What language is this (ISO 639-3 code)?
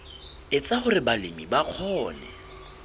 sot